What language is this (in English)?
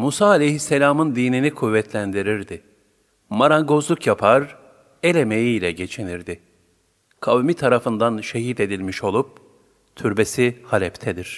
Turkish